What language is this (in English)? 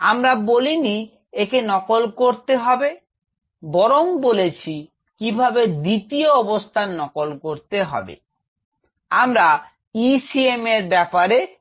Bangla